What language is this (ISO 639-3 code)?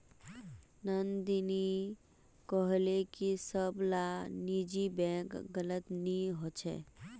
mag